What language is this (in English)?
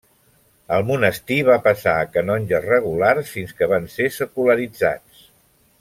Catalan